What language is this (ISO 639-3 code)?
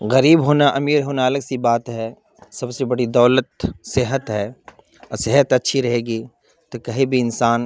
urd